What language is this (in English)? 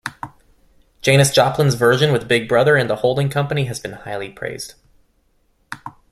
English